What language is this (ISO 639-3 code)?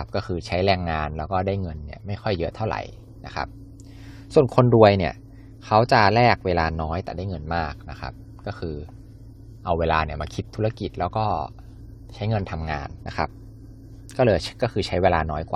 tha